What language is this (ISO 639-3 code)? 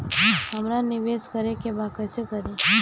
bho